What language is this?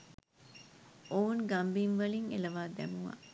Sinhala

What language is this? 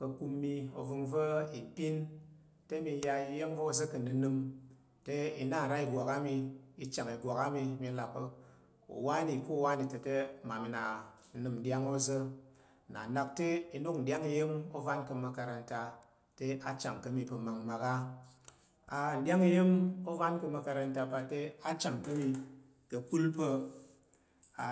Tarok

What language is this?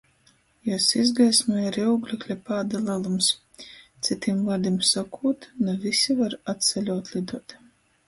Latgalian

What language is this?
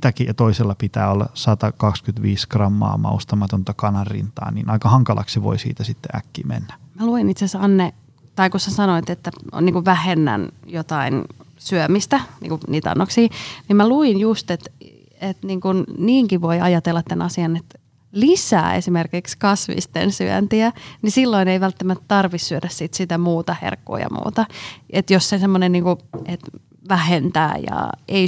Finnish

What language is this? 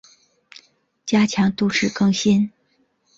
Chinese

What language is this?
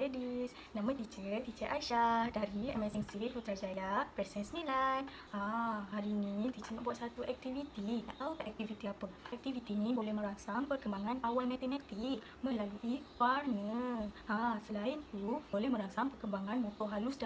Malay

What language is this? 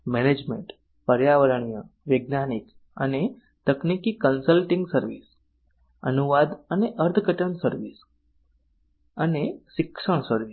Gujarati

